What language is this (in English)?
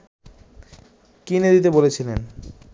Bangla